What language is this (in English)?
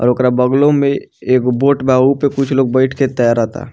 Bhojpuri